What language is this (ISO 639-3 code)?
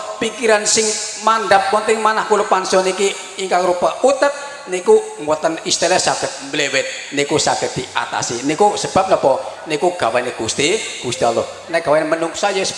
ind